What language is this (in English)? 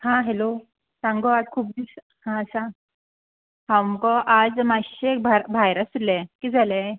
Konkani